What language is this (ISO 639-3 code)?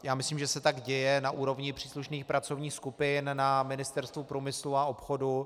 ces